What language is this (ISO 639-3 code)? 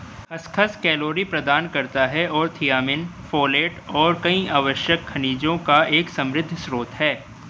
hin